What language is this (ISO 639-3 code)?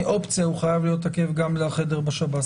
heb